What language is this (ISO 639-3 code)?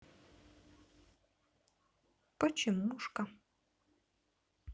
rus